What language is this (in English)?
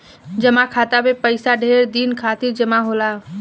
Bhojpuri